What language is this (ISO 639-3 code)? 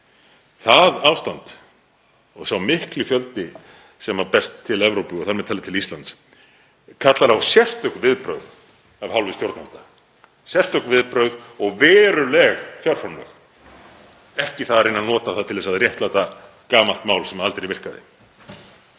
isl